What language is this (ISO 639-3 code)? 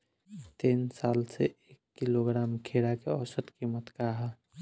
bho